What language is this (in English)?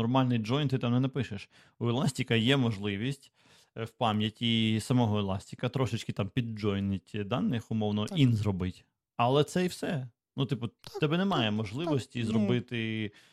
Ukrainian